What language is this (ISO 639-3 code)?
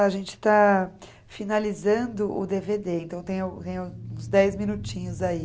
por